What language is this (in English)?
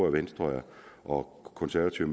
Danish